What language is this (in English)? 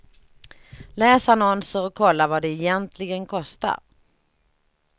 Swedish